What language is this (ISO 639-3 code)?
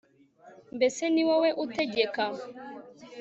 kin